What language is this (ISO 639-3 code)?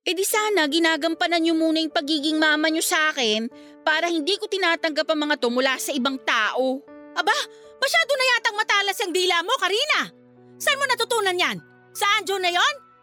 fil